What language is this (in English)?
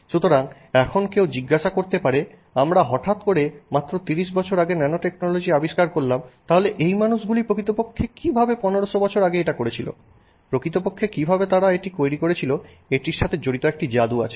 Bangla